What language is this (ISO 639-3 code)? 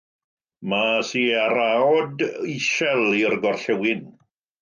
cym